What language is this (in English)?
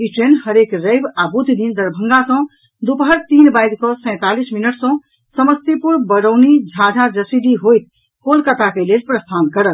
Maithili